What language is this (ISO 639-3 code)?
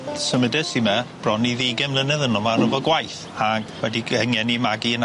cym